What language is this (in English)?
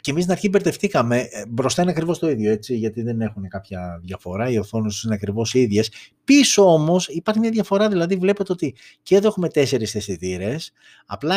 Greek